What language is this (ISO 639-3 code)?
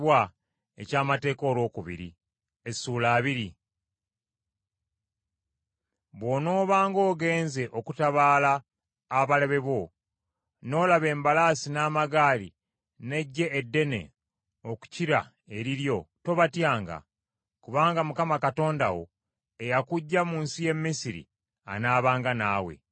lug